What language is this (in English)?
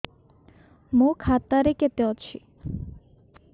Odia